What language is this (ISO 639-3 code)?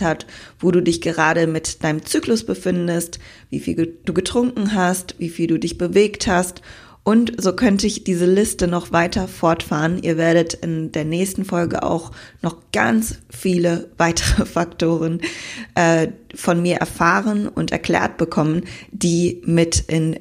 deu